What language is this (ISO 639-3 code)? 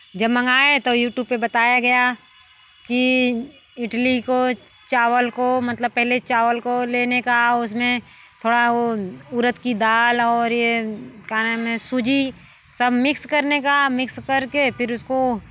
hin